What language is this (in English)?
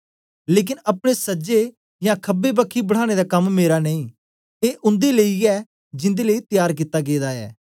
Dogri